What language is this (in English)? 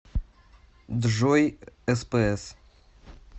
Russian